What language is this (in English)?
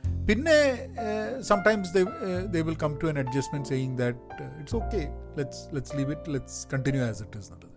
Malayalam